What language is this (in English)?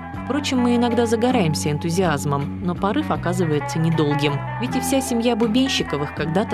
Russian